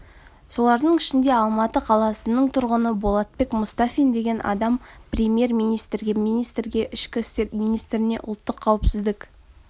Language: Kazakh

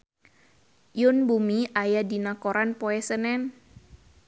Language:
Sundanese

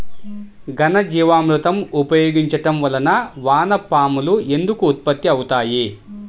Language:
Telugu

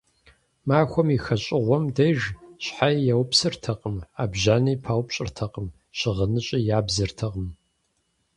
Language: Kabardian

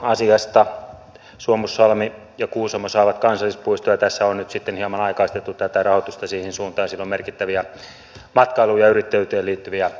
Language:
Finnish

